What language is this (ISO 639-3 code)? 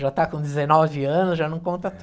por